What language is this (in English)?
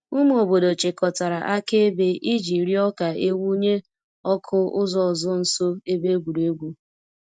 Igbo